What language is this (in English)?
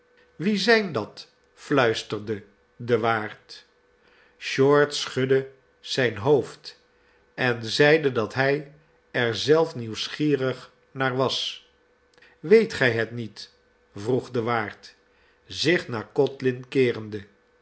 Dutch